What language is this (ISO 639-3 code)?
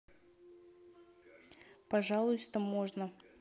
rus